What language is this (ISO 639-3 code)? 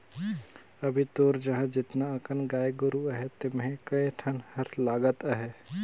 hne